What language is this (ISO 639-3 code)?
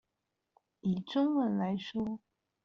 zho